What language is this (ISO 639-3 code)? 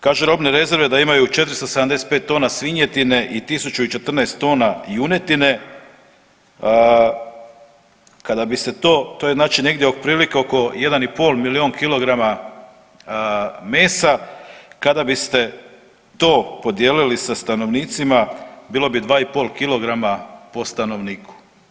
hrv